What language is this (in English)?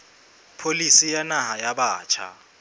Southern Sotho